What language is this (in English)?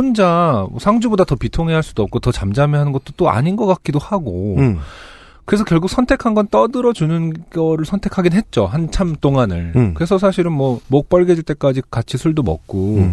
Korean